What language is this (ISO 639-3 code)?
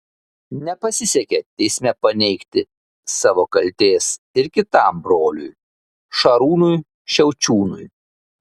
lit